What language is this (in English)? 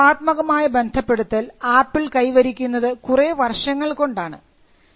Malayalam